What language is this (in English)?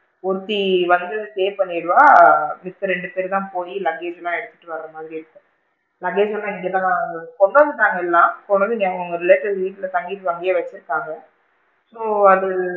Tamil